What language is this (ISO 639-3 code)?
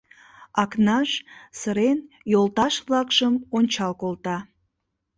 chm